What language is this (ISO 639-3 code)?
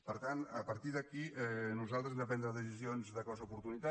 cat